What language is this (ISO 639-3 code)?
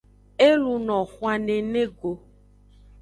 ajg